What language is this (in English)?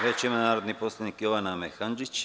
Serbian